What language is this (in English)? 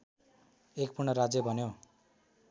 Nepali